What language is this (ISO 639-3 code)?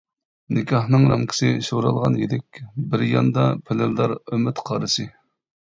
uig